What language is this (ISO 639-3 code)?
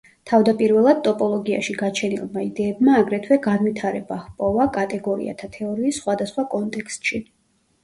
kat